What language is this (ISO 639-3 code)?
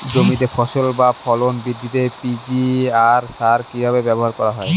ben